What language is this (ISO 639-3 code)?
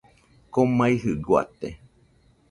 hux